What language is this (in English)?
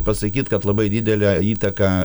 Lithuanian